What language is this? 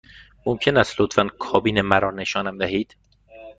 Persian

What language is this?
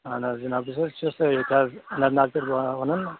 Kashmiri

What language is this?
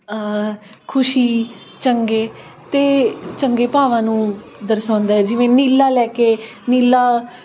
Punjabi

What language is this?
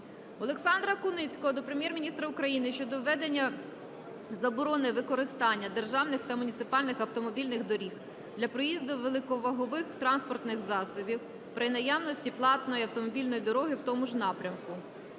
Ukrainian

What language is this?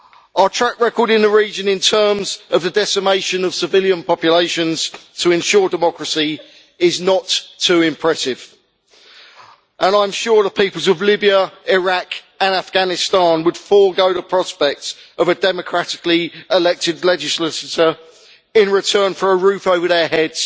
English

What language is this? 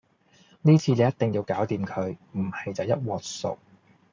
Cantonese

